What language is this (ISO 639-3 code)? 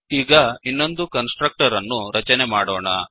kan